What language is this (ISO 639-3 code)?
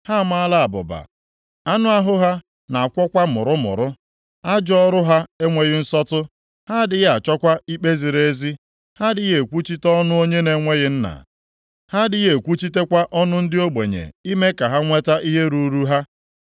ibo